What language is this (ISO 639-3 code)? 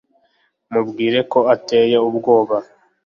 kin